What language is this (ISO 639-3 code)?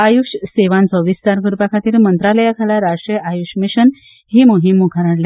kok